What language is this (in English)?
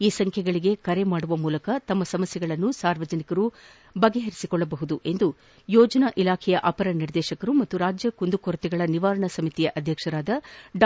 Kannada